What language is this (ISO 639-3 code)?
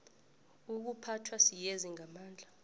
nbl